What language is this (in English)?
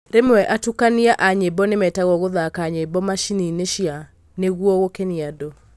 Kikuyu